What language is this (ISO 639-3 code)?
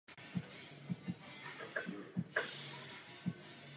ces